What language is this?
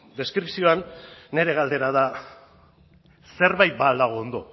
Basque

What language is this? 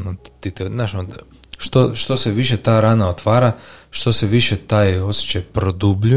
Croatian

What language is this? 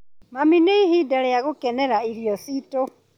Kikuyu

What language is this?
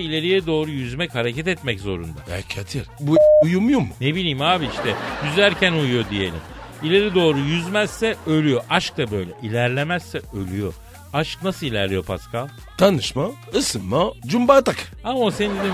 Turkish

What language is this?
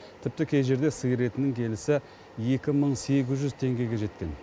Kazakh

